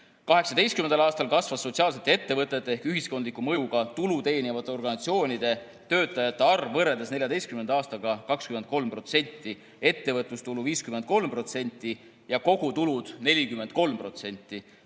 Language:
Estonian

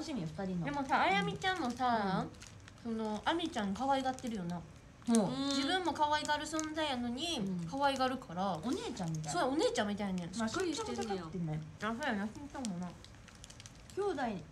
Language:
Japanese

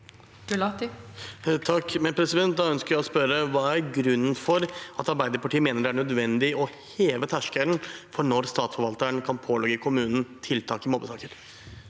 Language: Norwegian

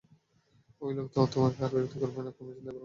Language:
Bangla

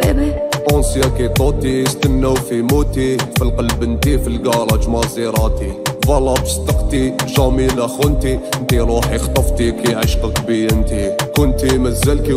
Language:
Arabic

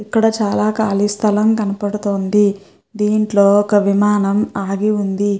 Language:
Telugu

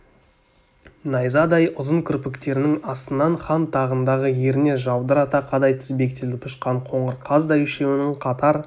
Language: Kazakh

